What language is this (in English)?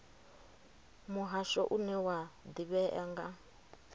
Venda